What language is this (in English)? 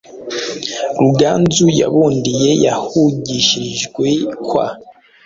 Kinyarwanda